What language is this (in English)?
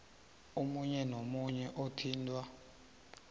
South Ndebele